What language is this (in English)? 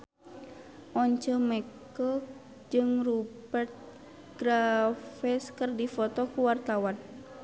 Sundanese